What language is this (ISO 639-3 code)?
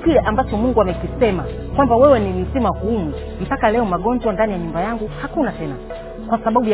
swa